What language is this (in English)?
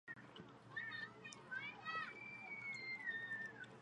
Chinese